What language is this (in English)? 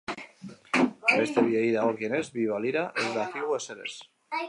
Basque